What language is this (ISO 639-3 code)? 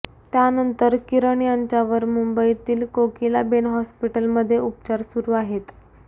mar